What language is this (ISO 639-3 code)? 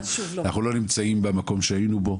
heb